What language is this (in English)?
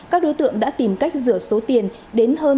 Vietnamese